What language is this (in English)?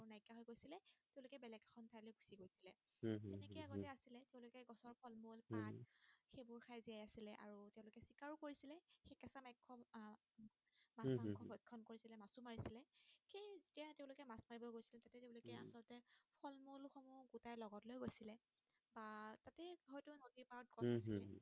Assamese